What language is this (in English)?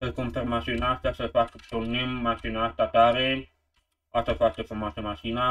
Romanian